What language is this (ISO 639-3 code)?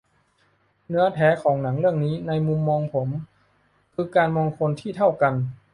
tha